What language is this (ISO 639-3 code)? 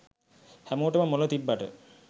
sin